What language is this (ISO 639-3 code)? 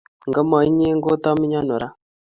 kln